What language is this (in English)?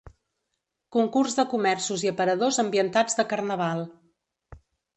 Catalan